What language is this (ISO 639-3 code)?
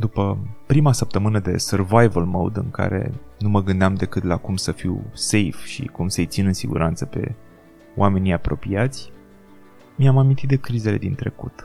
ron